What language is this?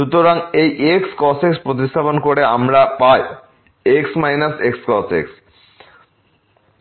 Bangla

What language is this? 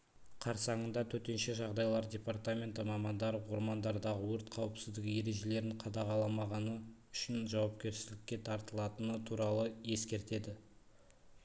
Kazakh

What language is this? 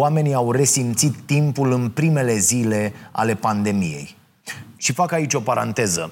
Romanian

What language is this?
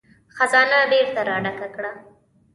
Pashto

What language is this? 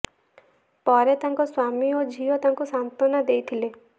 Odia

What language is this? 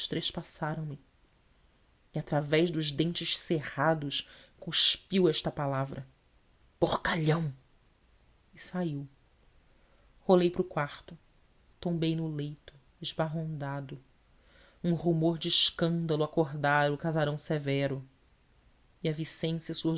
Portuguese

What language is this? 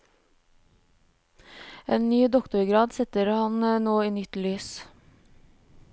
Norwegian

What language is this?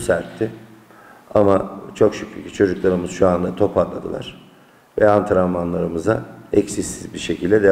Turkish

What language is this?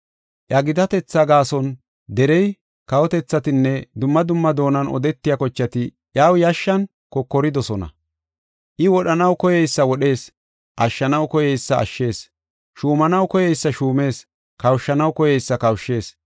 Gofa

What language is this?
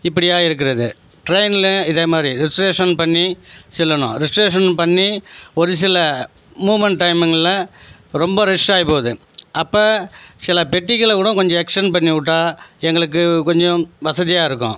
Tamil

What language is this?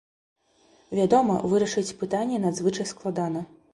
Belarusian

